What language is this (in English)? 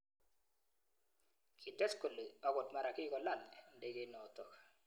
Kalenjin